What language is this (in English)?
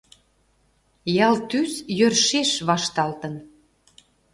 Mari